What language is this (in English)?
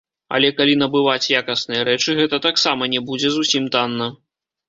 Belarusian